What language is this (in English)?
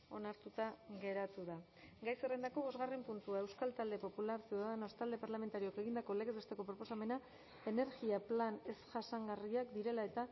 Basque